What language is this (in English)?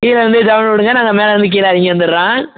Tamil